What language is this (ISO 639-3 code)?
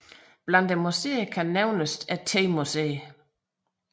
dan